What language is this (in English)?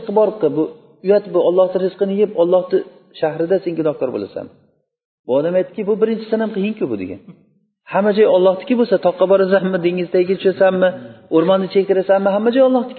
Bulgarian